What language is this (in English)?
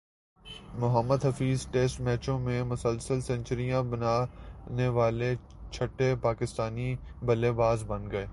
Urdu